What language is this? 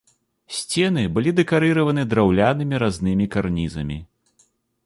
Belarusian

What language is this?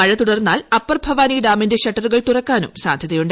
Malayalam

